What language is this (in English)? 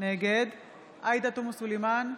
Hebrew